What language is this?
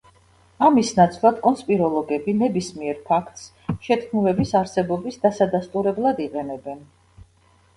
Georgian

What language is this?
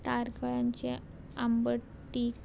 Konkani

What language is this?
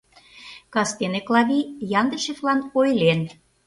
Mari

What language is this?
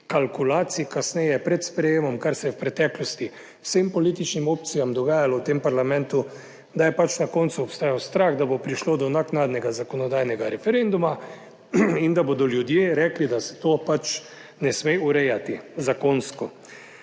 Slovenian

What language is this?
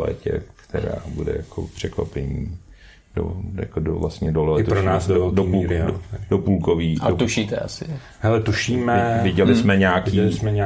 Czech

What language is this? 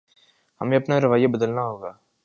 Urdu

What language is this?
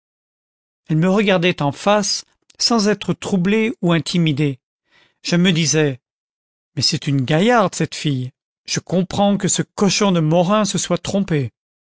French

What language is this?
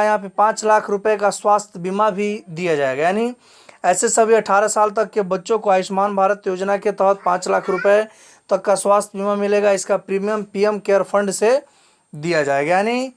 Hindi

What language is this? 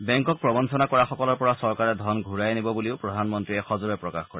Assamese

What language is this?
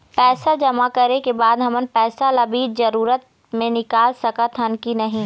Chhattisgarhi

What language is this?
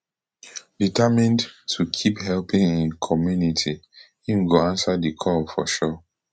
Nigerian Pidgin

